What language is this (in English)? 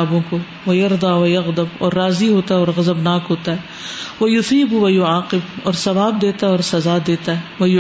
Urdu